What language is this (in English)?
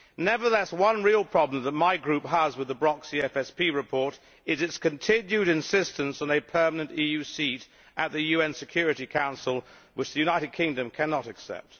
English